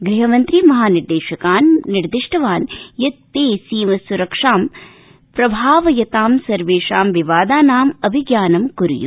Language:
Sanskrit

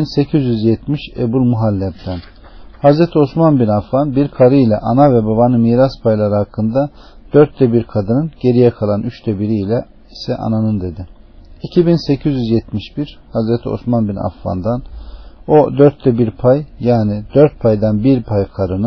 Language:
Turkish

